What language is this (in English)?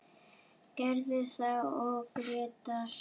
Icelandic